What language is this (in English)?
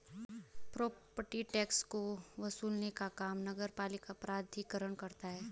Hindi